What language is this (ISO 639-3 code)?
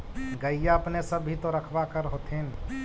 mag